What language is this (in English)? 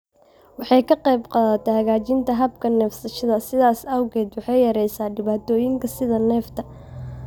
Somali